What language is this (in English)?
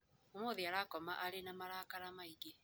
Kikuyu